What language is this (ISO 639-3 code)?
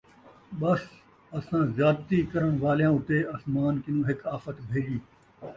skr